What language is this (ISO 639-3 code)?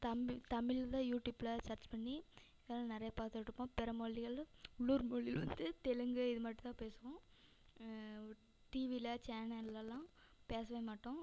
tam